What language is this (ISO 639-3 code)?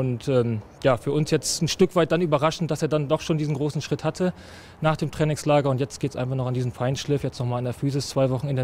deu